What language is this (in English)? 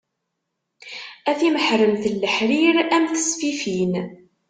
Kabyle